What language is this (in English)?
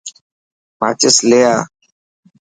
Dhatki